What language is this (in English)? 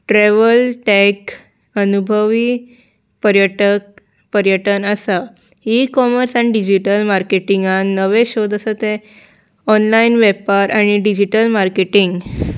Konkani